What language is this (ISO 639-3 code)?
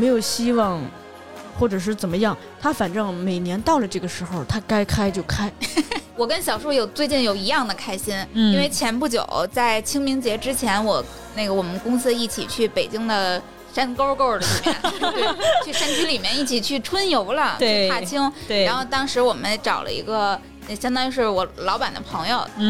zho